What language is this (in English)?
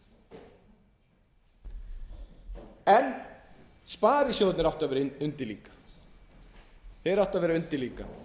Icelandic